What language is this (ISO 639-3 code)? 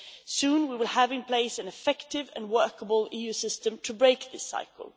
eng